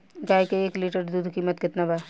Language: Bhojpuri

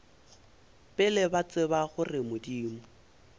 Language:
Northern Sotho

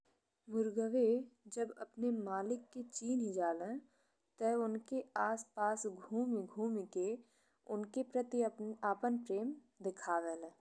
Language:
Bhojpuri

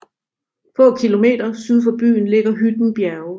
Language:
Danish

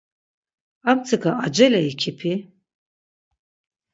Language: Laz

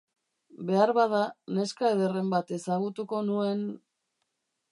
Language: Basque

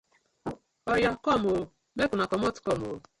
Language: Nigerian Pidgin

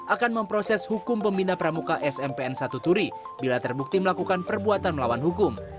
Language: Indonesian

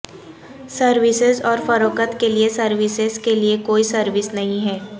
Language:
Urdu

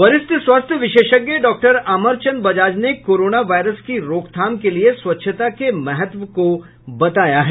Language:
Hindi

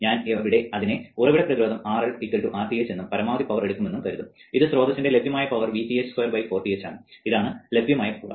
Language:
Malayalam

